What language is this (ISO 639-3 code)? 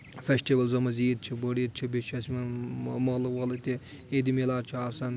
kas